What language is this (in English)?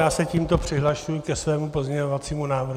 Czech